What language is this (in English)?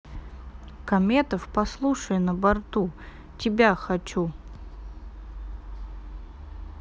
Russian